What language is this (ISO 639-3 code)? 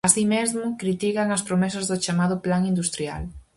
glg